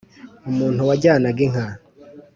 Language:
Kinyarwanda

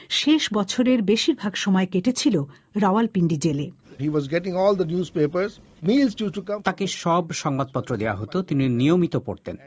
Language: Bangla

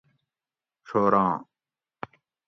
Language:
Gawri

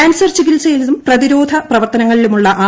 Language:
Malayalam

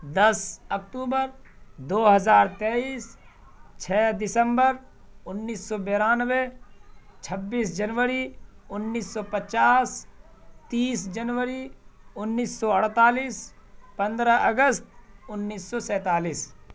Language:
Urdu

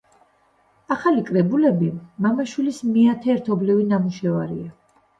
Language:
Georgian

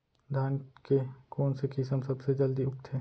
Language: Chhattisgarhi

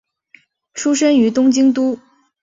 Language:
Chinese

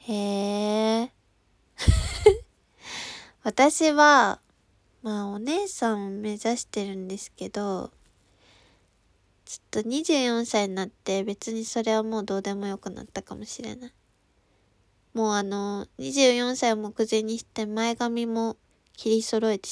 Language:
Japanese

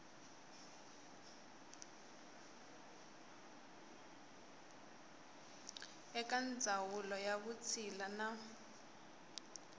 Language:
Tsonga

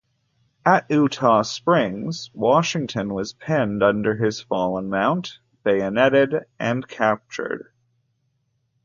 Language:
English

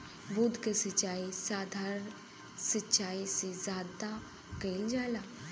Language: Bhojpuri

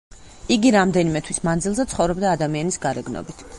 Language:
Georgian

